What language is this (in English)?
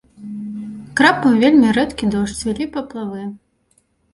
Belarusian